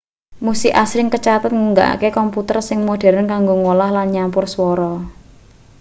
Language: Javanese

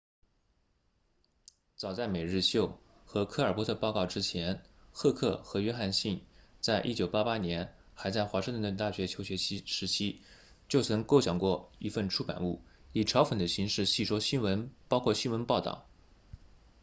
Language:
Chinese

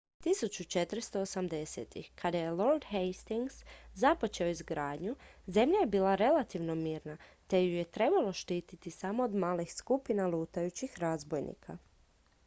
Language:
Croatian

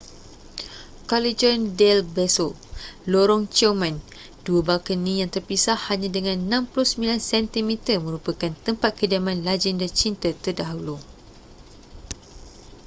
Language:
Malay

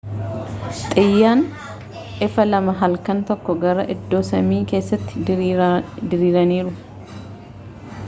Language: Oromo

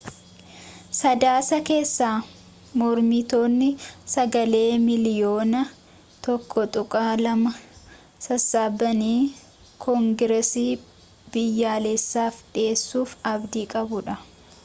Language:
Oromo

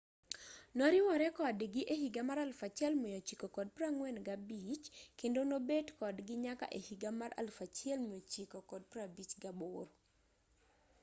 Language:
Luo (Kenya and Tanzania)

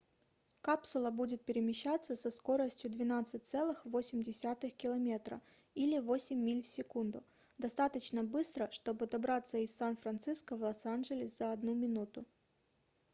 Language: Russian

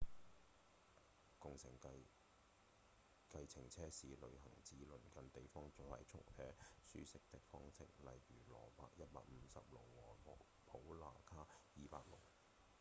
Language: Cantonese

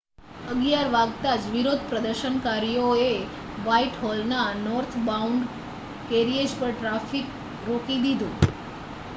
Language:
Gujarati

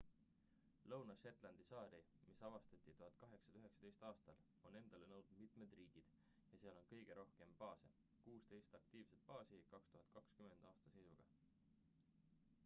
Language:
Estonian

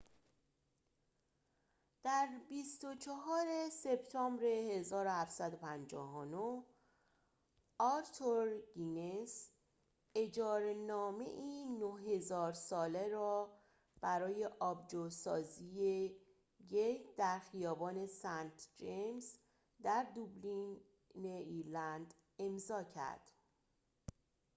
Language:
Persian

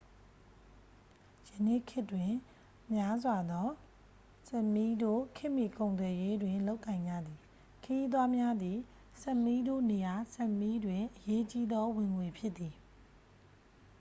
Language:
Burmese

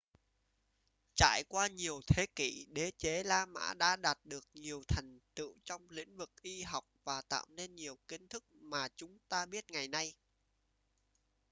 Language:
Vietnamese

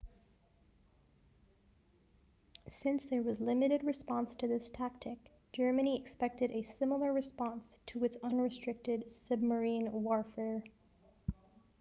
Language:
English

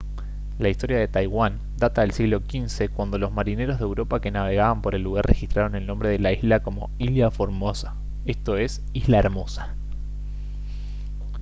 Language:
Spanish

